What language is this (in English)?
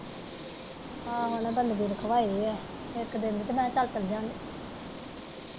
Punjabi